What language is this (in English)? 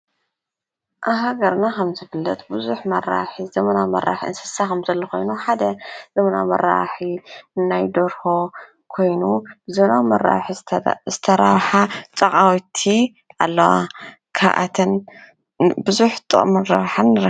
Tigrinya